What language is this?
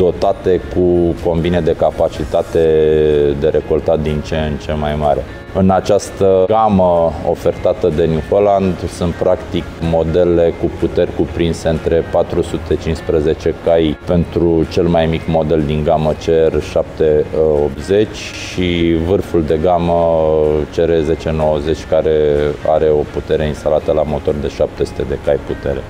Romanian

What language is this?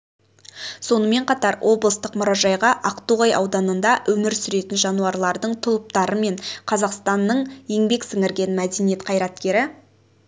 Kazakh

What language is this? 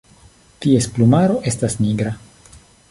Esperanto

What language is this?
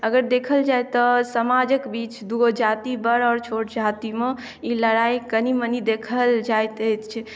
Maithili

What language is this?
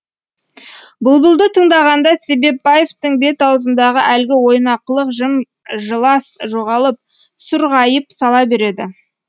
Kazakh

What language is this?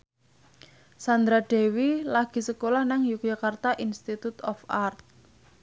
Javanese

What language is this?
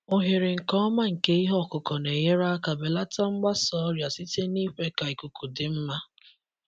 Igbo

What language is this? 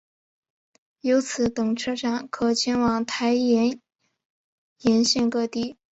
Chinese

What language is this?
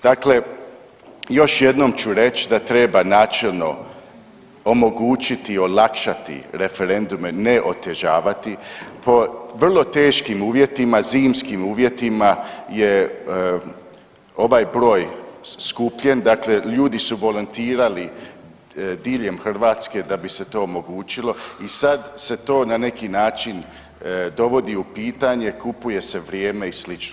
Croatian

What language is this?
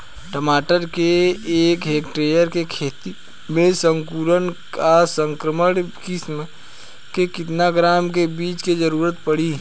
Bhojpuri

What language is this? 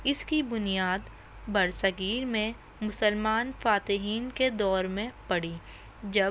Urdu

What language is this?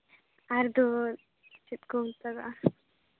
Santali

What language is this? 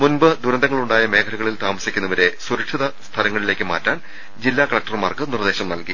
Malayalam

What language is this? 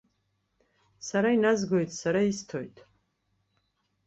Abkhazian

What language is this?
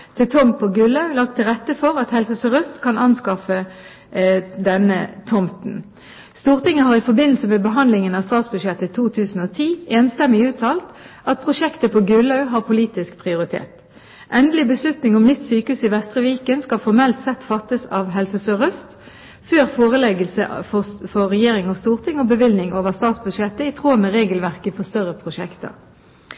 Norwegian Bokmål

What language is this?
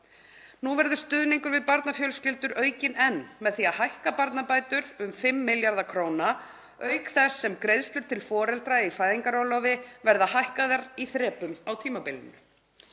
Icelandic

